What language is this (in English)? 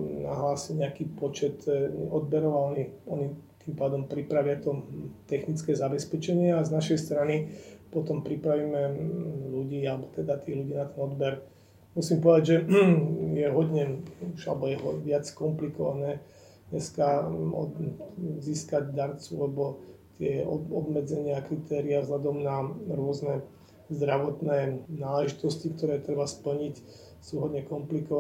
Slovak